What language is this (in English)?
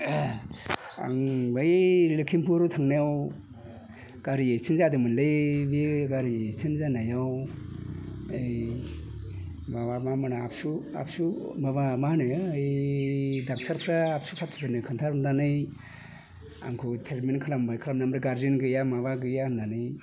Bodo